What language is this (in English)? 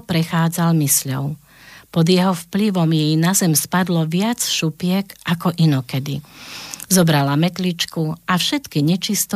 Slovak